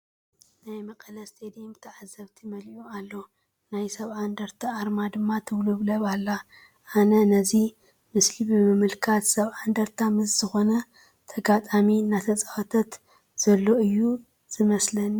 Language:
Tigrinya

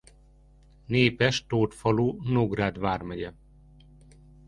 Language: Hungarian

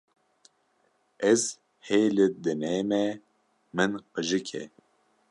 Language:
Kurdish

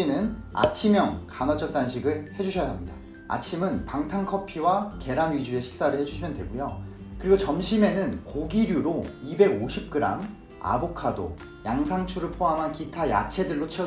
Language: Korean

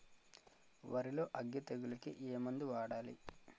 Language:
Telugu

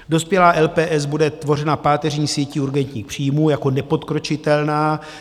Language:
Czech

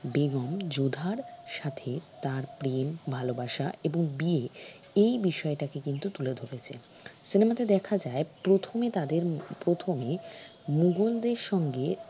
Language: Bangla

